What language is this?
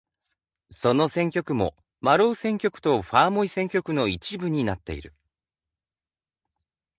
Japanese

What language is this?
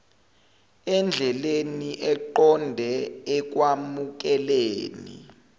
Zulu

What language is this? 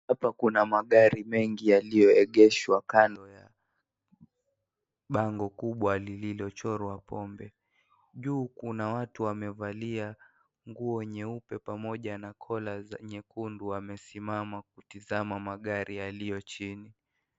Swahili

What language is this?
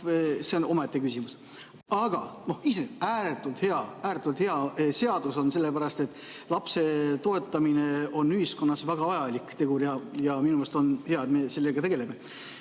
Estonian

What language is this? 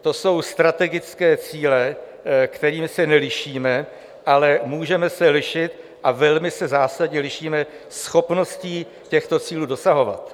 Czech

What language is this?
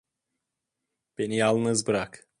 Turkish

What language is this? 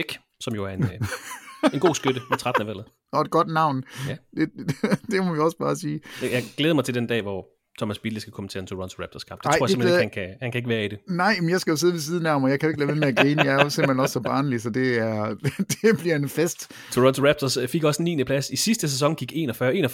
Danish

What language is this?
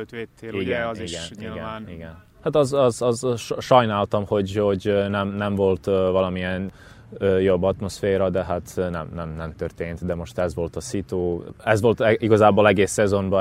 Hungarian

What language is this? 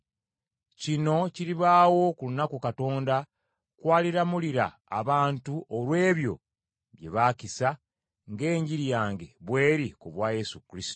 Ganda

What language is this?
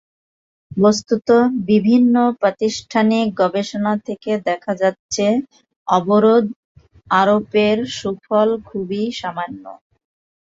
Bangla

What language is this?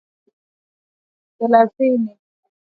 Swahili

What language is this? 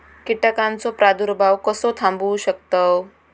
Marathi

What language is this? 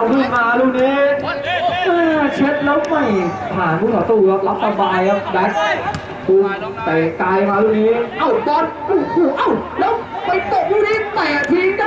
Thai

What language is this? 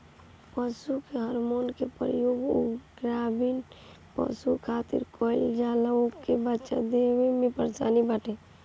Bhojpuri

